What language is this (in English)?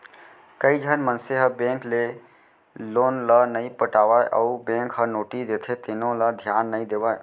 Chhattisgarhi